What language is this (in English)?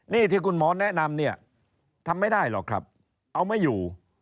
Thai